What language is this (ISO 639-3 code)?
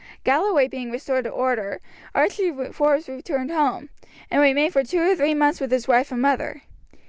eng